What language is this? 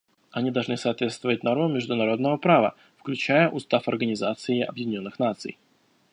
Russian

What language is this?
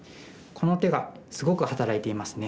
Japanese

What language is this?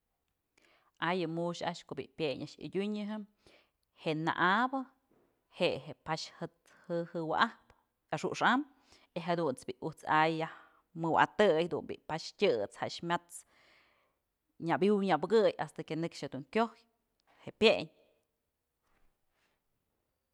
Mazatlán Mixe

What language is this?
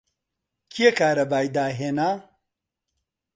Central Kurdish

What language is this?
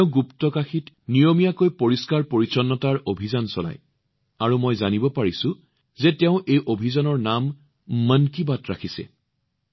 Assamese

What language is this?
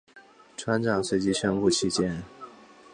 Chinese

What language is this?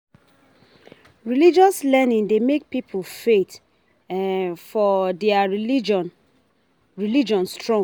Nigerian Pidgin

